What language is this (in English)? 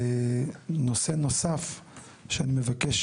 Hebrew